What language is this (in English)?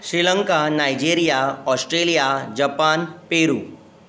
Konkani